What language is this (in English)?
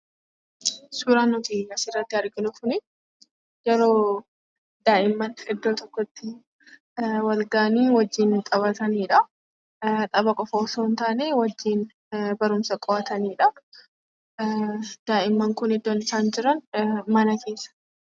Oromo